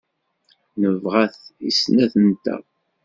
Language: Kabyle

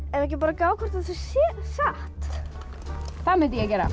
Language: Icelandic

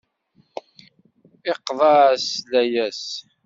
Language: Kabyle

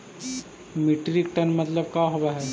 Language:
Magahi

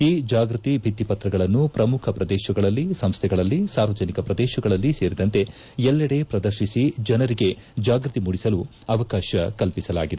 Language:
Kannada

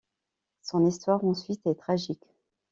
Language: French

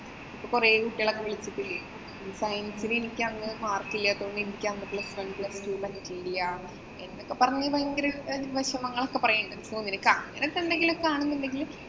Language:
Malayalam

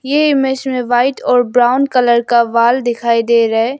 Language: Hindi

